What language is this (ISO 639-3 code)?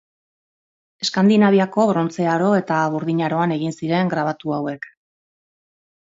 eus